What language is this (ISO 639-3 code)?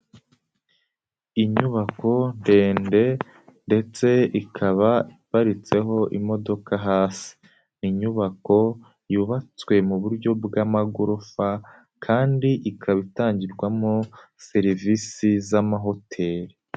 kin